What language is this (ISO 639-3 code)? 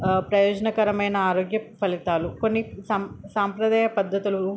tel